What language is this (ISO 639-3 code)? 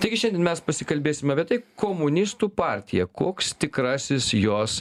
lit